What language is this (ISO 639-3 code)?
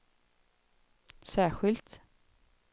swe